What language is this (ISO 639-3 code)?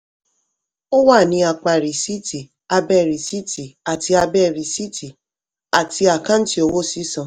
yor